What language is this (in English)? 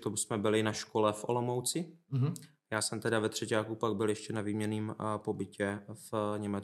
Czech